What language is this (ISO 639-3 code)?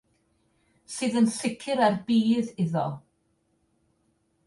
cym